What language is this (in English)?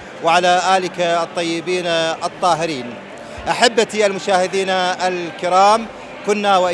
Arabic